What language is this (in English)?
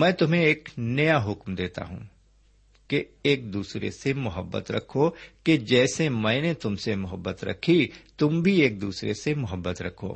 Urdu